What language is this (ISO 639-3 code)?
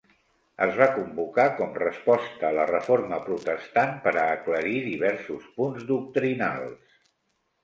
cat